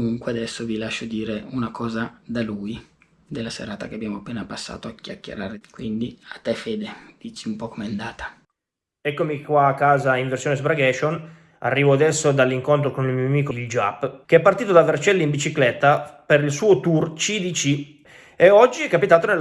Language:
Italian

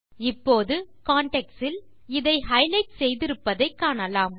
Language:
Tamil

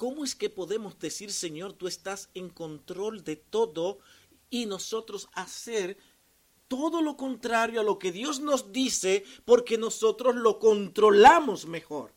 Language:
Spanish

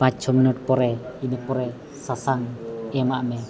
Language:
Santali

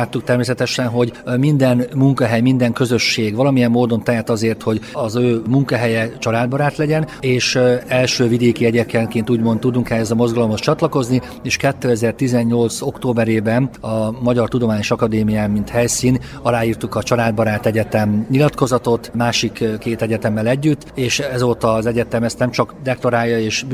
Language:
Hungarian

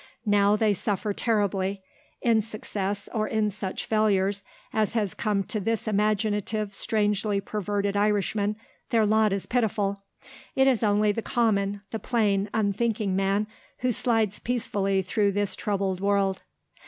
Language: English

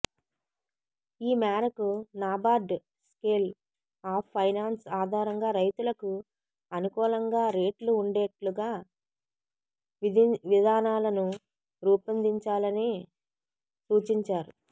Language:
Telugu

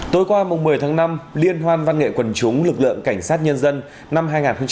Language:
Vietnamese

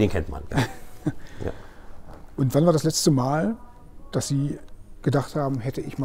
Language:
German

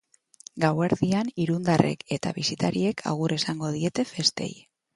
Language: Basque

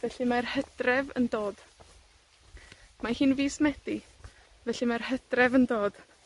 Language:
Welsh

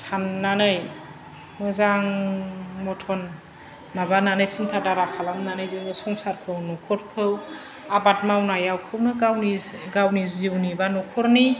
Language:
Bodo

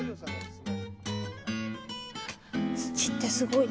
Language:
Japanese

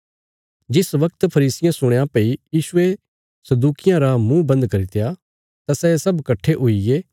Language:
Bilaspuri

